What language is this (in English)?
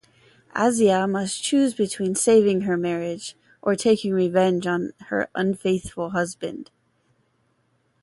English